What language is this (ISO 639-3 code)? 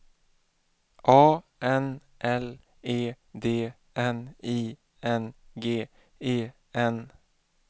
swe